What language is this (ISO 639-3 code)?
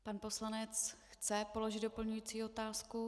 ces